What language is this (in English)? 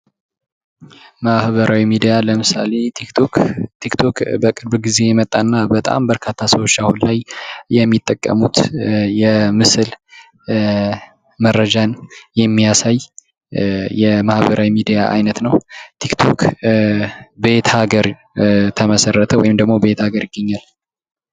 Amharic